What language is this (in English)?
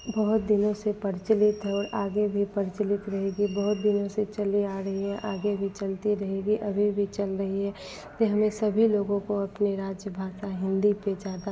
Hindi